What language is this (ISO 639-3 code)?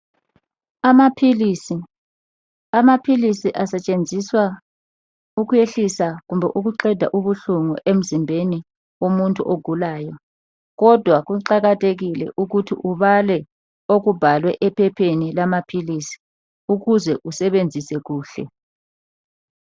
nde